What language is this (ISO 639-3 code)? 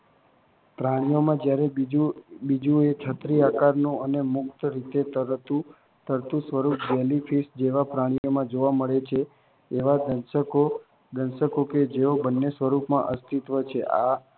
guj